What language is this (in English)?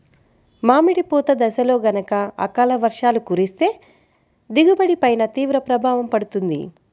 Telugu